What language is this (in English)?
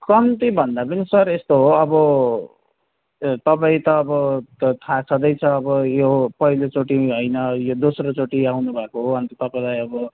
Nepali